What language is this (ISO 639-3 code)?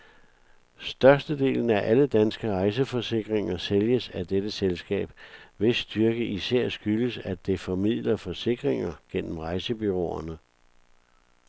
dan